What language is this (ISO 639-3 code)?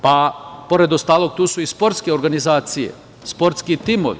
srp